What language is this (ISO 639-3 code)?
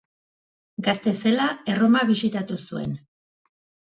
eus